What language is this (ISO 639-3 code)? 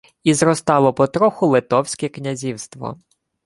ukr